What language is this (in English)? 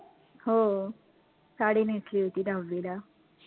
Marathi